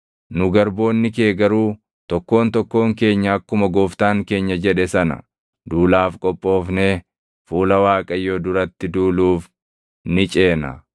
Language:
Oromo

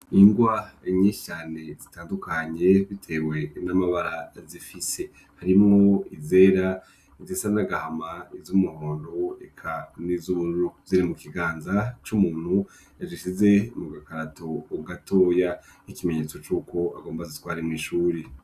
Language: Rundi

